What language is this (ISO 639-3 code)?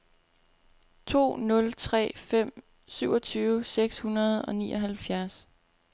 dan